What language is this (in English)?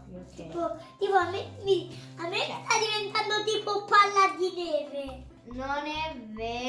Italian